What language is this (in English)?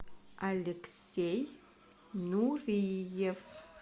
Russian